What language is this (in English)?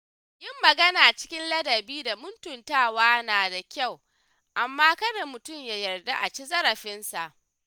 Hausa